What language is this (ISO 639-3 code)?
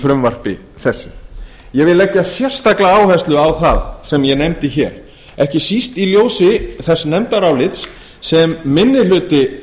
isl